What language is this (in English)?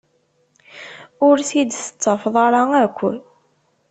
Kabyle